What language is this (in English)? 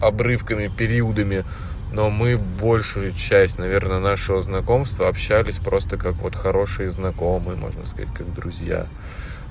Russian